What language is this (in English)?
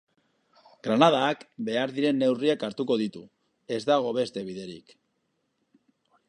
Basque